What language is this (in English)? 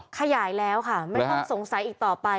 Thai